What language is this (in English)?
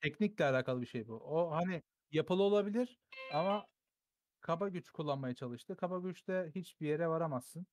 Turkish